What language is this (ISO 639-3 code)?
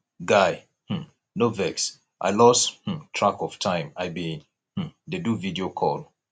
pcm